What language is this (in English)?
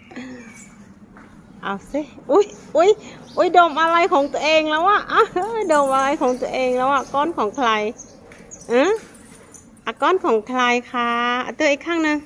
Thai